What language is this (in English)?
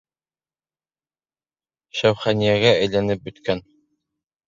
Bashkir